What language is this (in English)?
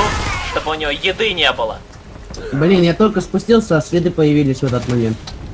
Russian